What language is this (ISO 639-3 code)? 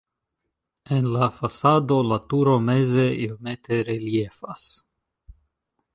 epo